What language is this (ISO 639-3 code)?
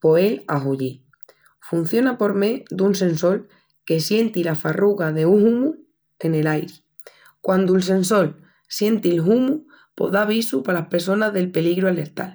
ext